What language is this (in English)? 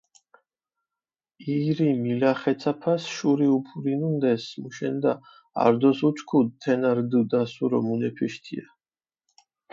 Mingrelian